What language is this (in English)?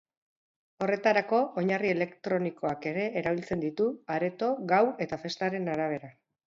Basque